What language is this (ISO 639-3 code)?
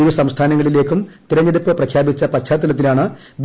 mal